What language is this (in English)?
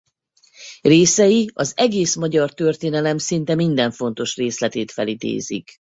Hungarian